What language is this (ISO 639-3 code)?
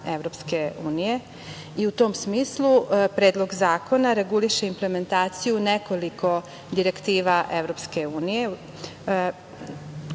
srp